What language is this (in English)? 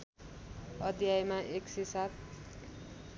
Nepali